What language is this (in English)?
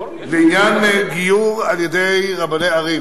Hebrew